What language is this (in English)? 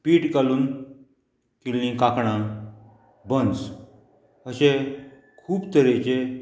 Konkani